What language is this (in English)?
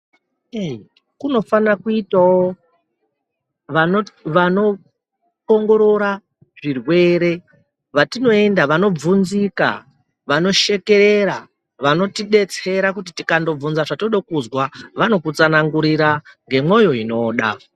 Ndau